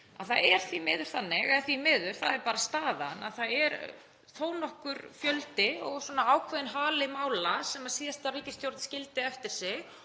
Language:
Icelandic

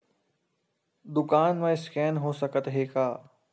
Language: Chhattisgarhi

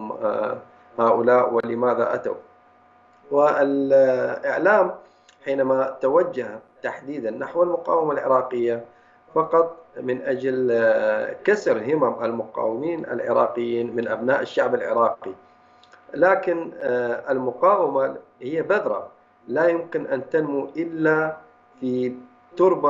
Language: Arabic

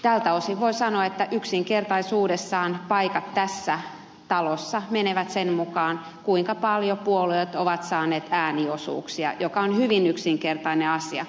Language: Finnish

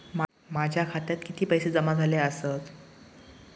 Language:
Marathi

